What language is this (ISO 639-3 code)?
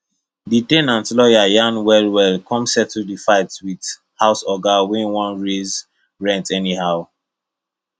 pcm